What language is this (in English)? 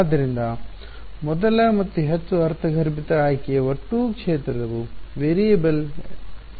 Kannada